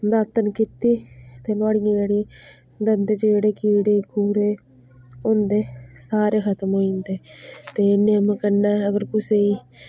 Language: Dogri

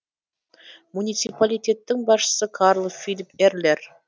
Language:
Kazakh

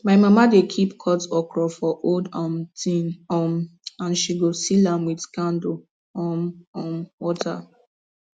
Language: Nigerian Pidgin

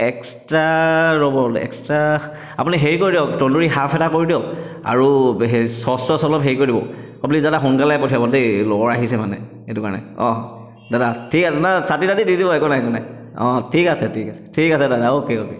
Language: Assamese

